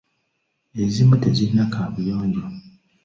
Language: Ganda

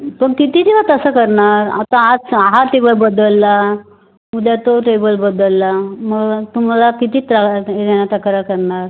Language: Marathi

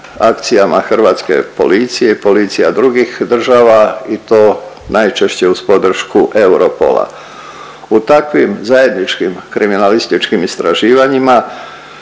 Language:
Croatian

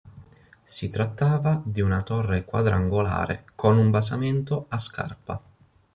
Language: Italian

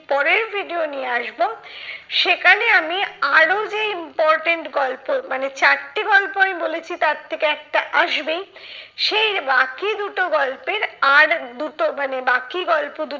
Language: Bangla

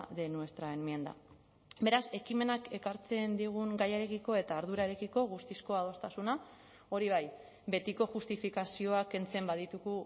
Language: Basque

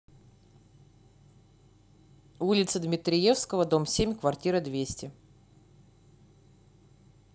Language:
Russian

